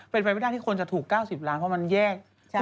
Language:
Thai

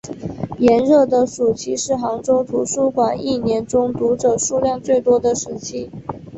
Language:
Chinese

